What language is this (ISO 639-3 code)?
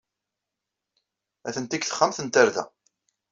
kab